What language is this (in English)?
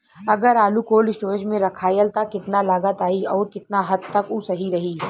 Bhojpuri